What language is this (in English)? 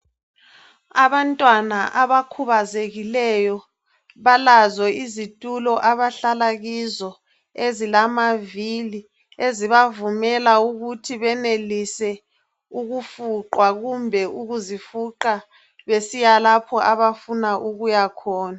North Ndebele